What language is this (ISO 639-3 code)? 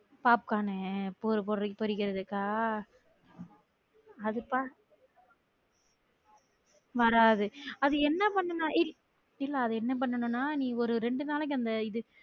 tam